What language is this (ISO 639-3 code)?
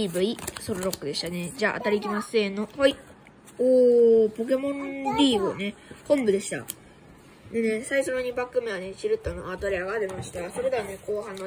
jpn